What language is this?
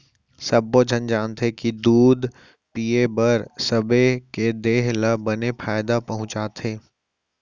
Chhattisgarhi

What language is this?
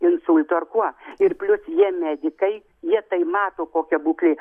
Lithuanian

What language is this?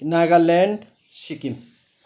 Nepali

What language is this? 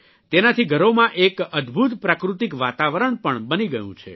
Gujarati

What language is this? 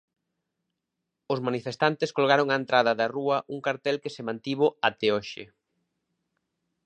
Galician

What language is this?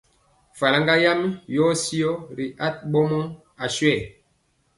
Mpiemo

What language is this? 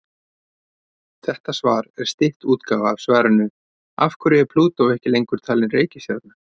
Icelandic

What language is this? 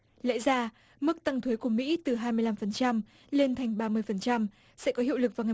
Vietnamese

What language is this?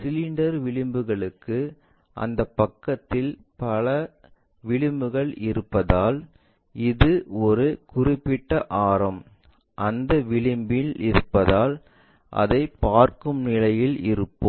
Tamil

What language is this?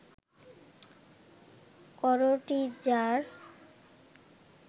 Bangla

